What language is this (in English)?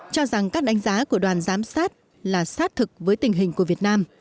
Vietnamese